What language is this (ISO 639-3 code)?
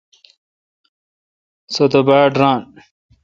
xka